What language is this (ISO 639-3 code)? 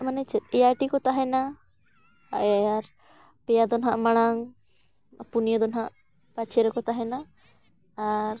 sat